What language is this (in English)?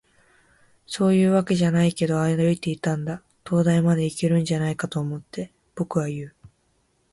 Japanese